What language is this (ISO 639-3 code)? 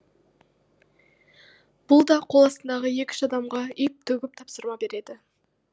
kaz